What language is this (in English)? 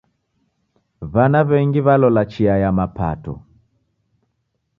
Taita